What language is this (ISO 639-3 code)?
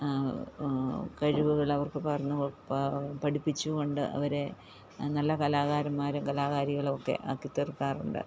mal